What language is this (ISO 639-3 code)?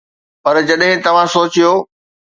snd